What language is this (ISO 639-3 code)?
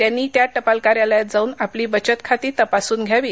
mar